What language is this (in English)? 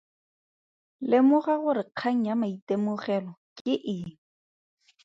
Tswana